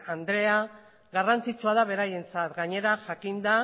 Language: Basque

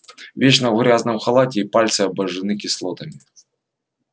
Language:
Russian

